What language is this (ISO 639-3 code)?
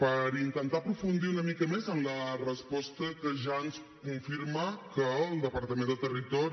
cat